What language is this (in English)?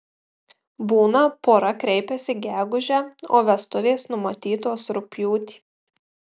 Lithuanian